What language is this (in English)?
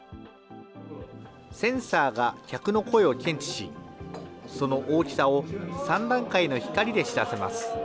Japanese